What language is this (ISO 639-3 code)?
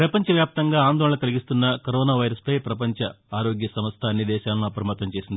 tel